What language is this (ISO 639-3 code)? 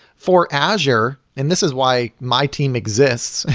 eng